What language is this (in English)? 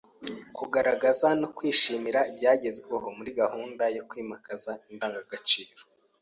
Kinyarwanda